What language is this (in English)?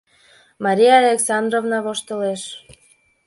Mari